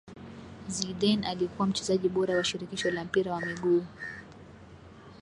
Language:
Swahili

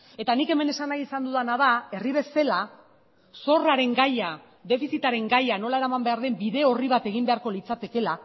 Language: Basque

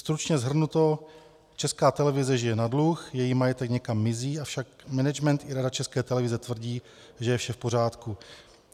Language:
Czech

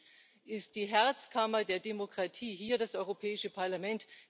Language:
German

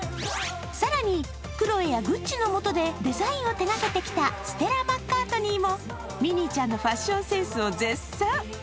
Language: Japanese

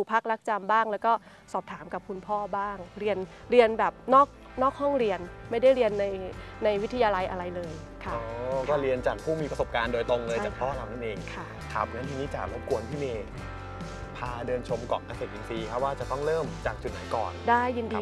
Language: Thai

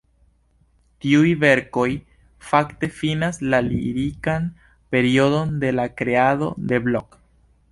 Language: Esperanto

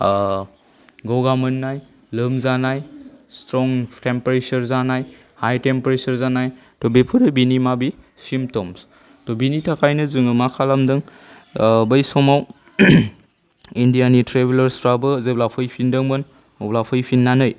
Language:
Bodo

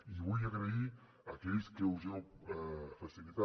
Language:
Catalan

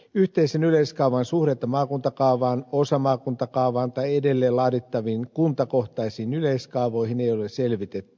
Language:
Finnish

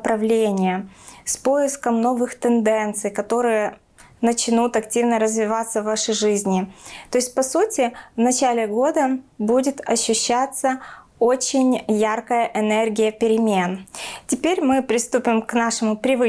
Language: Russian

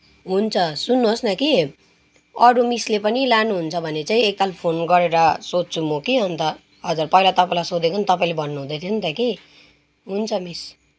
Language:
Nepali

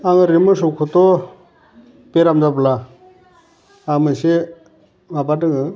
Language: Bodo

